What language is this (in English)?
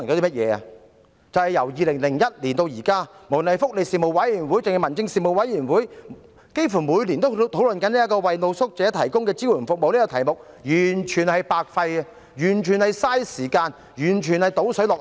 Cantonese